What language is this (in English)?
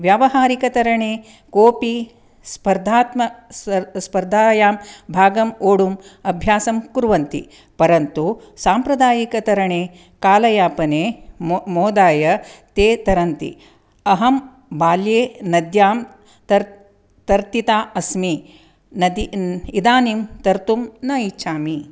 Sanskrit